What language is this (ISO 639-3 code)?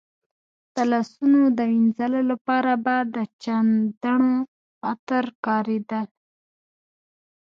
pus